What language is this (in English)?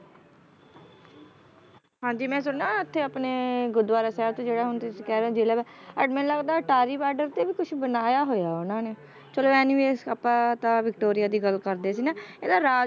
Punjabi